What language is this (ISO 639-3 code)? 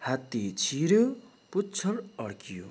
nep